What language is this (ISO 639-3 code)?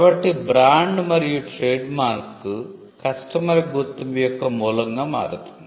tel